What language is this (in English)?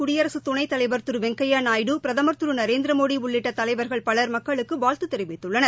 Tamil